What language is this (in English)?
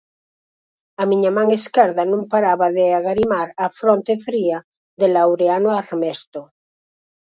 Galician